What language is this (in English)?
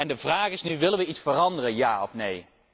Dutch